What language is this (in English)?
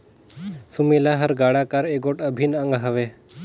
Chhattisgarhi